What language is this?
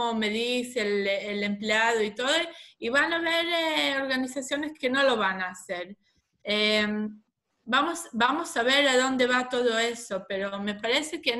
Spanish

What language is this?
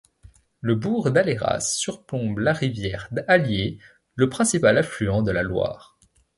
French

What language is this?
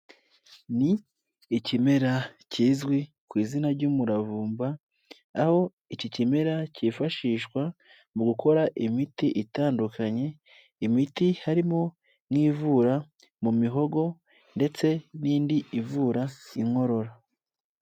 Kinyarwanda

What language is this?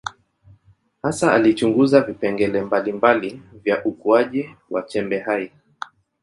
Swahili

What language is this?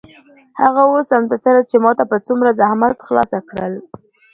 Pashto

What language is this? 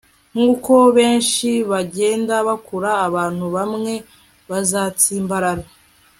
Kinyarwanda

